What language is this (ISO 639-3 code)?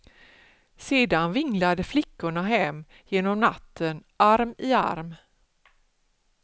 swe